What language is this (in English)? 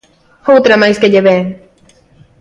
Galician